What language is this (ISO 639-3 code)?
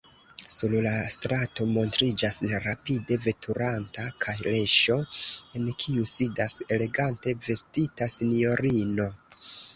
epo